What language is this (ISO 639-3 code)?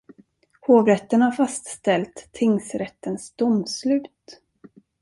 swe